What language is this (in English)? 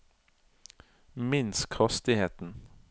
Norwegian